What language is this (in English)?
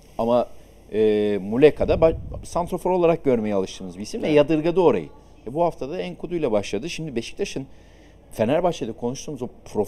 Turkish